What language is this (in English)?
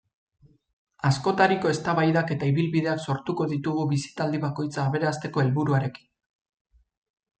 Basque